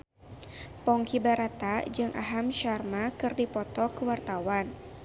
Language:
Sundanese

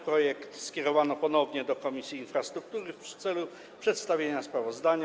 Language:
Polish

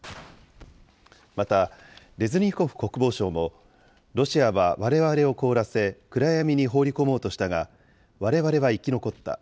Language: Japanese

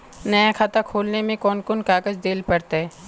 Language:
Magahi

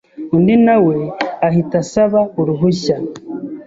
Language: Kinyarwanda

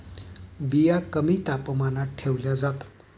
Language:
Marathi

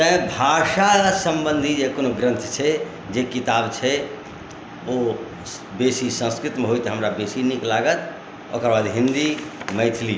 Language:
Maithili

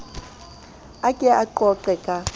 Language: Southern Sotho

